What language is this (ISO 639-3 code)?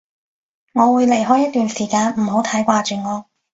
yue